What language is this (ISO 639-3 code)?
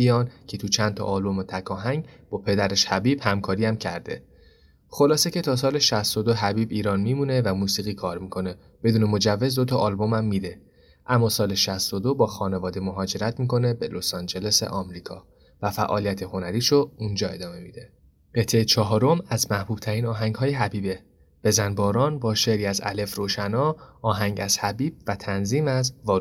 fas